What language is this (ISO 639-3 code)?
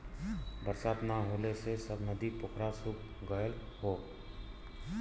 bho